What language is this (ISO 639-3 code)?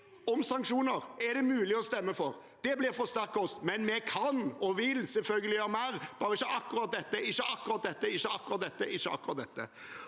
nor